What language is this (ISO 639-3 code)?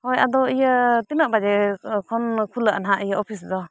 sat